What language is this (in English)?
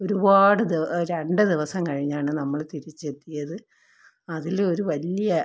Malayalam